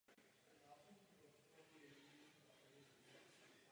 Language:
Czech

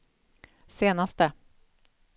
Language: Swedish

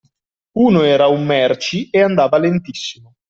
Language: Italian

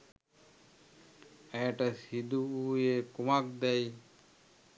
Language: Sinhala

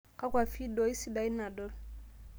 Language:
Masai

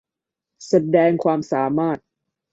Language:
Thai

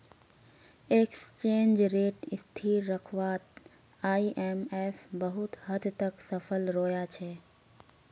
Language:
Magahi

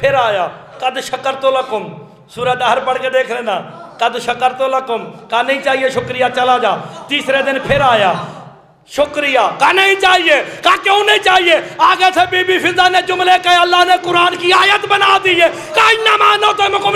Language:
Hindi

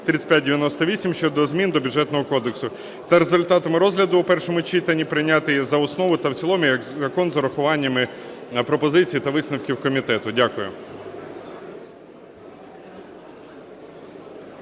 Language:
Ukrainian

